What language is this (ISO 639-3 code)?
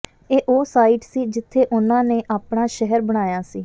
pan